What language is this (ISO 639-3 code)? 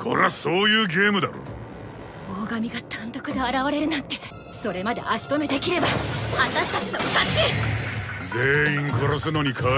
jpn